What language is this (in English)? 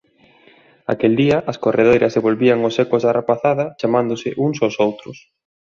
Galician